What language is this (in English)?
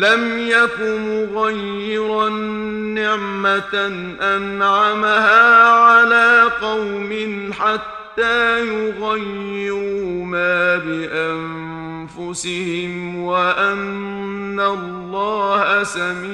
Arabic